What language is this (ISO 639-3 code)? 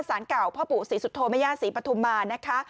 tha